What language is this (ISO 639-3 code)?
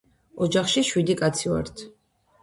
kat